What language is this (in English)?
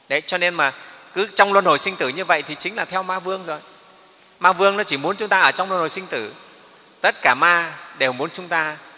Vietnamese